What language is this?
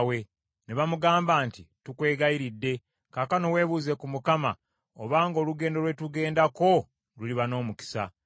Ganda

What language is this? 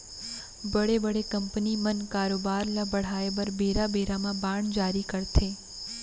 Chhattisgarhi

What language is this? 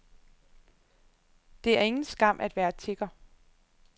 Danish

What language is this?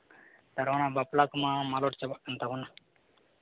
Santali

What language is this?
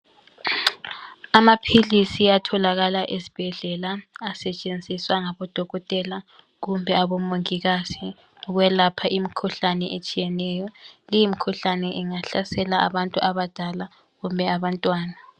North Ndebele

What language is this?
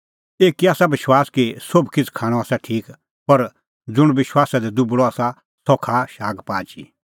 Kullu Pahari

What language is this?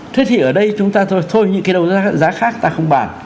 Vietnamese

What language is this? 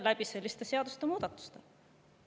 Estonian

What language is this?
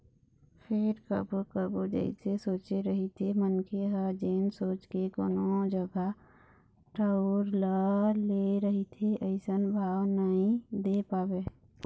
Chhattisgarhi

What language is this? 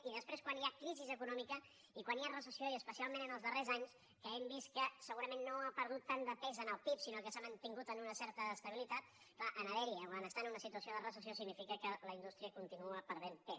Catalan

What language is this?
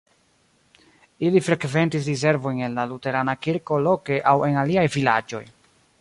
Esperanto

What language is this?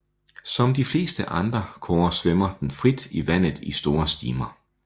Danish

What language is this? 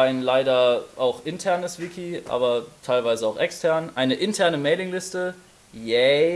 German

